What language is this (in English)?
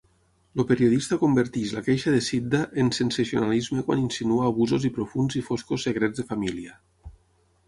Catalan